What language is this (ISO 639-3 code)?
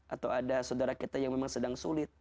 ind